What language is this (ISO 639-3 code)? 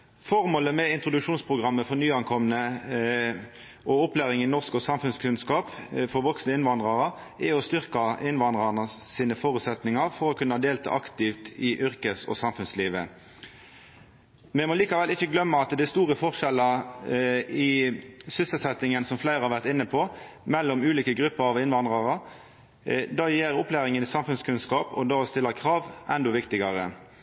nno